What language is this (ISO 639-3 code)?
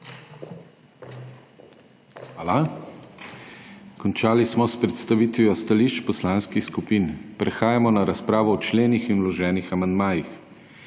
slv